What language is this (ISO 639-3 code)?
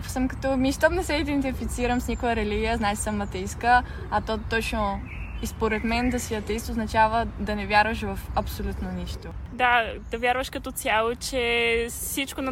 bul